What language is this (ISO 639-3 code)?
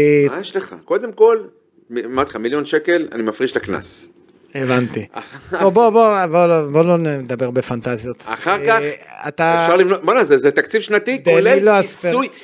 heb